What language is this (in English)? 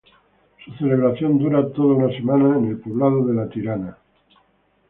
Spanish